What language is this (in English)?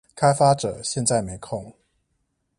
Chinese